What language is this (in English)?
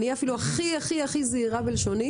Hebrew